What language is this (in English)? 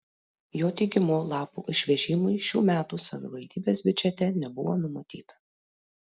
Lithuanian